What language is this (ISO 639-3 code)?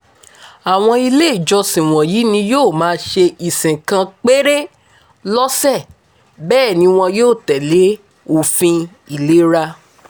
yor